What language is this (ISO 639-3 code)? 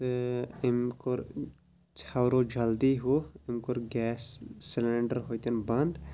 kas